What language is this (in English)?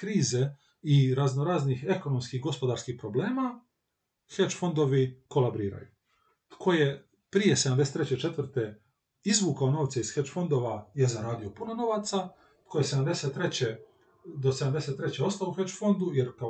Croatian